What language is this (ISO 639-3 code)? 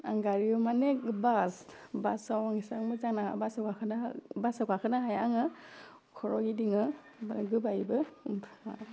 brx